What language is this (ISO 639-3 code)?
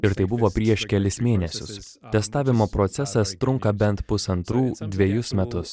lit